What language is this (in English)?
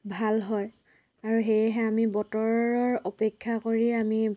Assamese